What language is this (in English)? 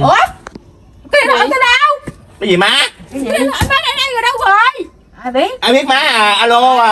Vietnamese